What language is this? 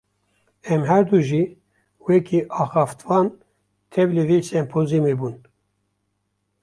Kurdish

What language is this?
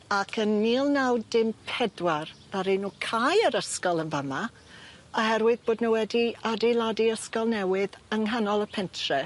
Welsh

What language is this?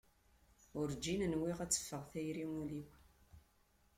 Kabyle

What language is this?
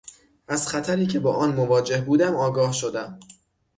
Persian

